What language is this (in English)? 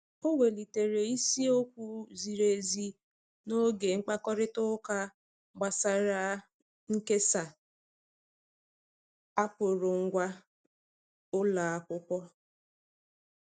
Igbo